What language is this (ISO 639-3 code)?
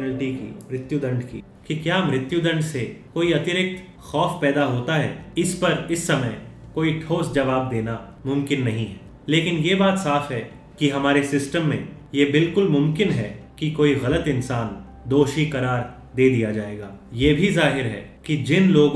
hin